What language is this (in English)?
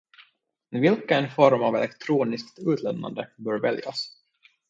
Swedish